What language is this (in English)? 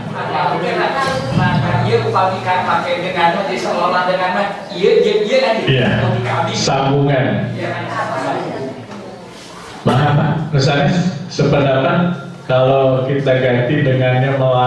Indonesian